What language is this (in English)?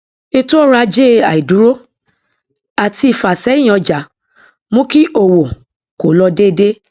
Yoruba